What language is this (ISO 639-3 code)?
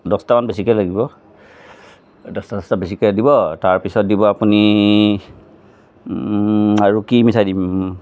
asm